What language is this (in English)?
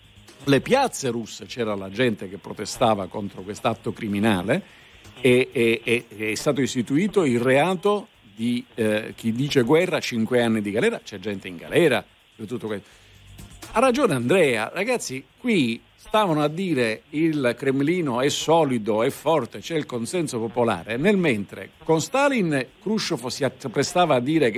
Italian